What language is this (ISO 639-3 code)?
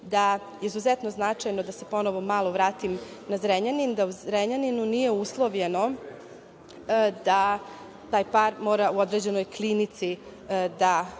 srp